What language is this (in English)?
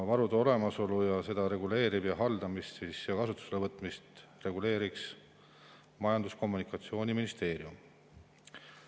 Estonian